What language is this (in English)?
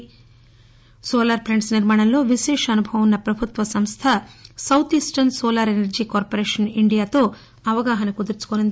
Telugu